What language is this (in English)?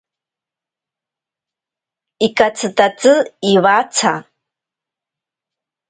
Ashéninka Perené